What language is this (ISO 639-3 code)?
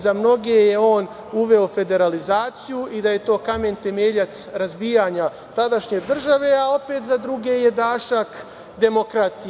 srp